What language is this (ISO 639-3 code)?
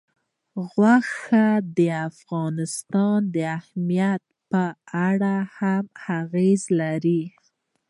pus